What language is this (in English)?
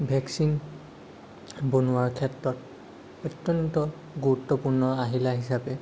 Assamese